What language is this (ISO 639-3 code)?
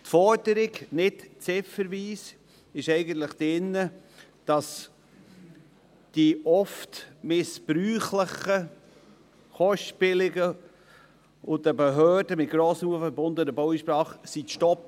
gsw